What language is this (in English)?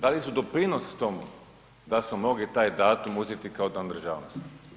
Croatian